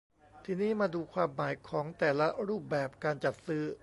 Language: Thai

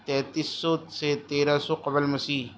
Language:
Urdu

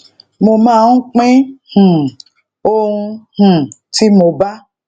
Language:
Yoruba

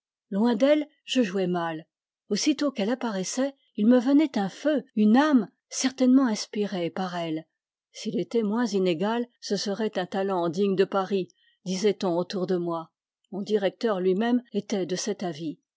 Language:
French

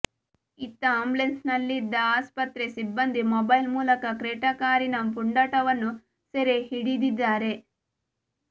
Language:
Kannada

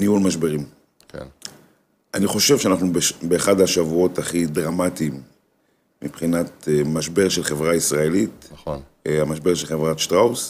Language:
Hebrew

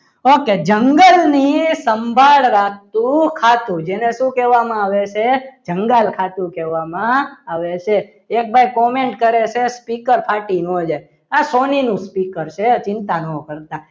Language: Gujarati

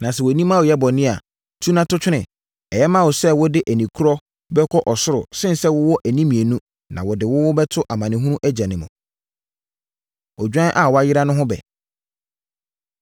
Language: Akan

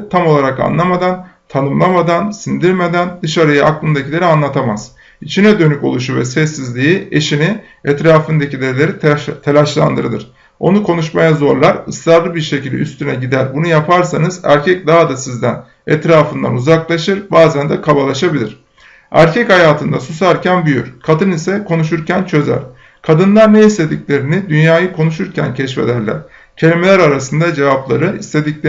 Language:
Turkish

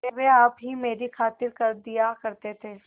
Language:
Hindi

